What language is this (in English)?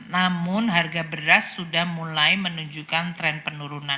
Indonesian